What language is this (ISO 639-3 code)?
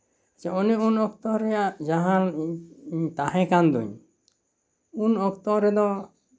sat